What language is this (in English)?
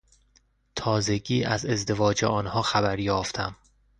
Persian